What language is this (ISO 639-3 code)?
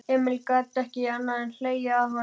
isl